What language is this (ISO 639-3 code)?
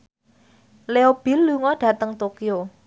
jav